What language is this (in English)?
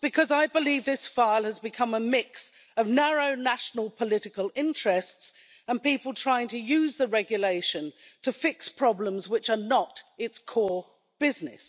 English